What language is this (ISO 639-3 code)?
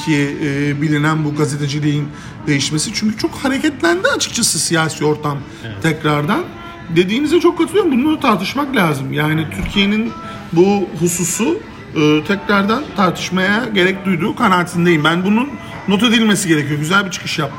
tur